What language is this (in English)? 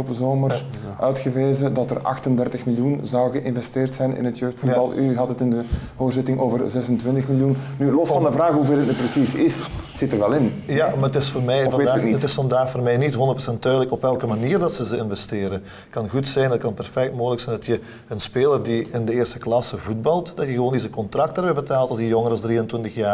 Dutch